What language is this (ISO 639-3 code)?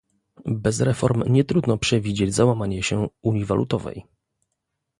pol